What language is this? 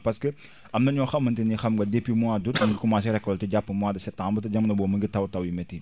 Wolof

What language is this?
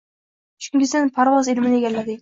Uzbek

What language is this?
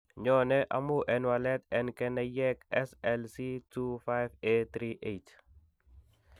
Kalenjin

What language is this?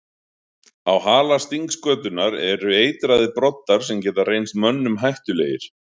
Icelandic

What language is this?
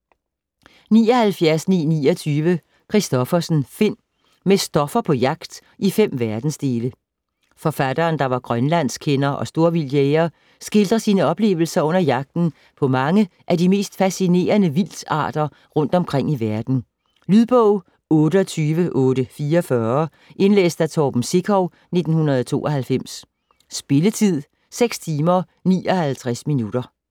Danish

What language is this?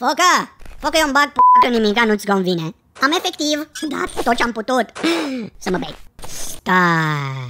Romanian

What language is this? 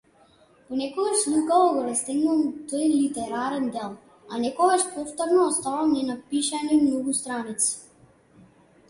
Macedonian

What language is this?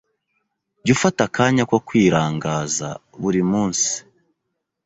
Kinyarwanda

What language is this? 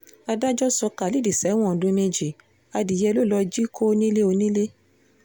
Yoruba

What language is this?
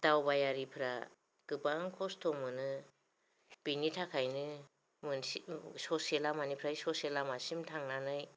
Bodo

